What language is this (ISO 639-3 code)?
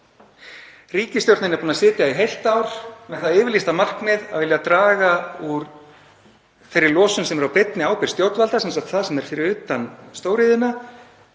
isl